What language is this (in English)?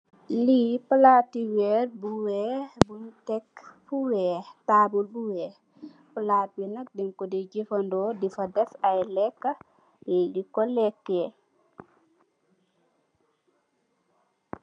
Wolof